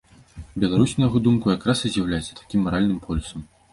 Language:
Belarusian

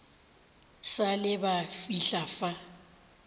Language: Northern Sotho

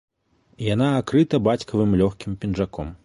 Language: Belarusian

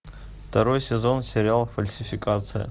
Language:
Russian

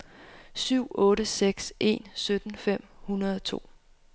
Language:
Danish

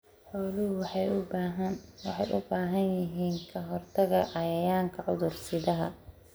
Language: Somali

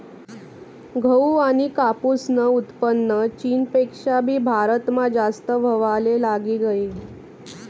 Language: Marathi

